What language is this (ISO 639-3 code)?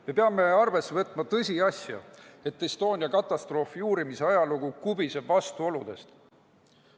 est